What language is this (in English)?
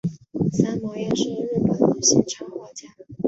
Chinese